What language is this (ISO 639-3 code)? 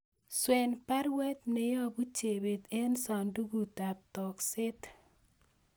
kln